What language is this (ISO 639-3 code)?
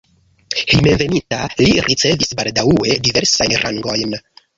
epo